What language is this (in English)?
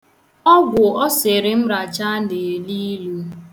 Igbo